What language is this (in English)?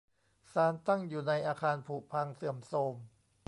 Thai